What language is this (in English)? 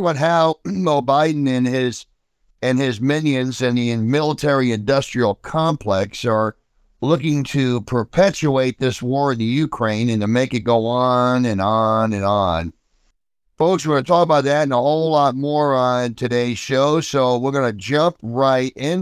English